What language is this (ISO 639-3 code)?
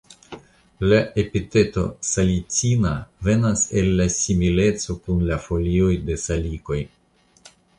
epo